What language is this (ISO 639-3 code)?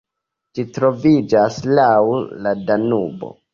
epo